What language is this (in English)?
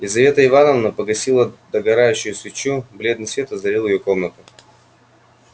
Russian